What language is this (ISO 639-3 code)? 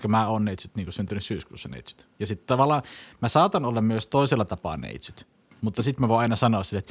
fin